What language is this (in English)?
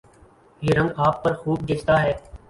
Urdu